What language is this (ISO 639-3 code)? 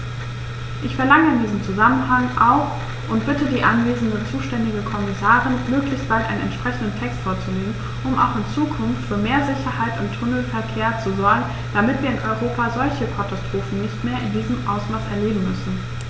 deu